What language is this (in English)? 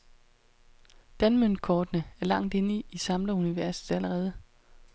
Danish